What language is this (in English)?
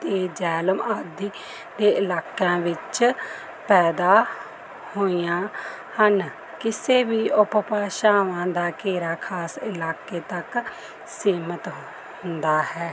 Punjabi